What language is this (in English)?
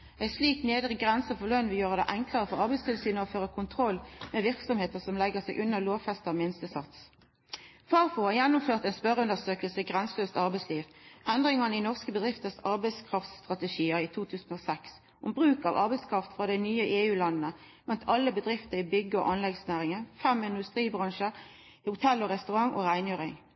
Norwegian Nynorsk